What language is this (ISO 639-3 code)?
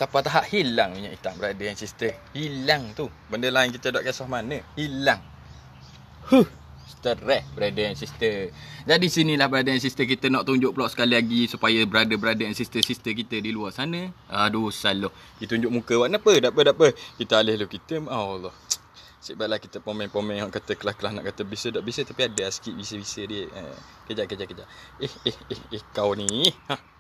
msa